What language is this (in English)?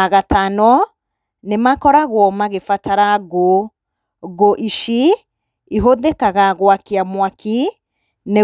Kikuyu